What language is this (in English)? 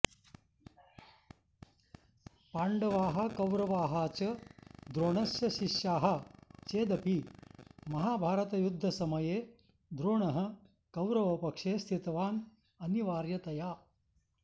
Sanskrit